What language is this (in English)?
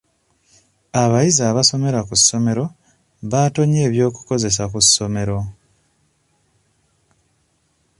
Ganda